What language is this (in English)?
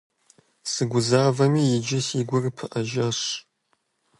Kabardian